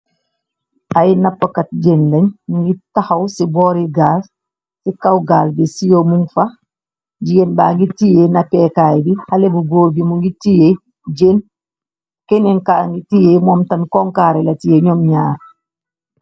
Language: Wolof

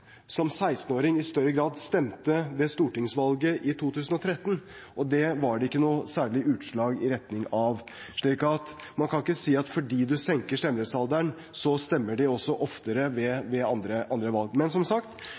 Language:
Norwegian Bokmål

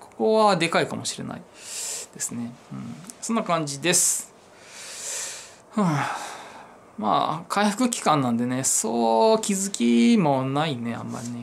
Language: Japanese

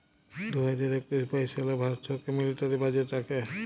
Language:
Bangla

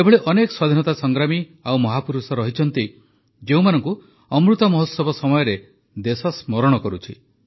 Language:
Odia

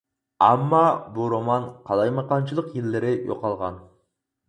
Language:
Uyghur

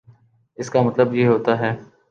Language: Urdu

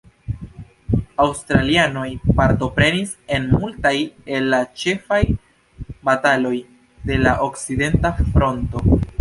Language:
Esperanto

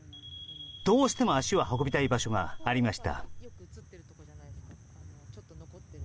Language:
Japanese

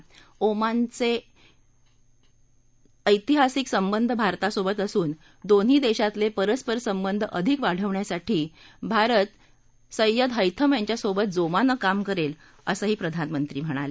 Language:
Marathi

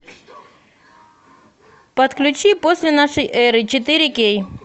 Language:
Russian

